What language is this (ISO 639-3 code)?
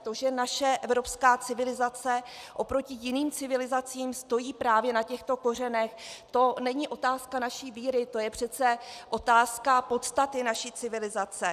ces